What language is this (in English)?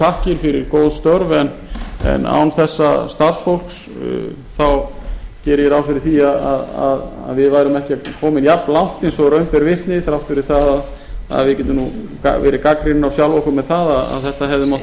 Icelandic